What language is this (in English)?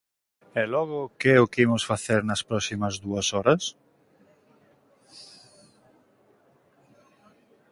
Galician